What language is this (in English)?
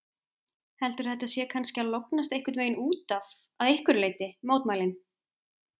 Icelandic